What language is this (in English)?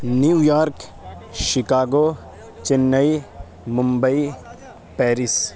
Urdu